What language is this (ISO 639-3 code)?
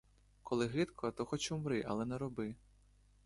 ukr